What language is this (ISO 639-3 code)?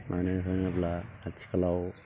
brx